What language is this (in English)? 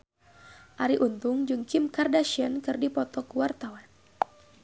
Sundanese